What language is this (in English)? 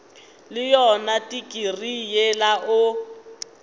Northern Sotho